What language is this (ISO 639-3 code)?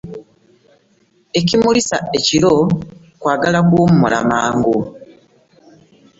lug